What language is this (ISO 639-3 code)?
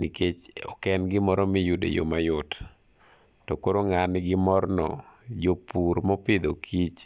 luo